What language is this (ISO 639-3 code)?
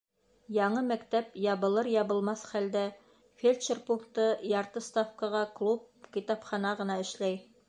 bak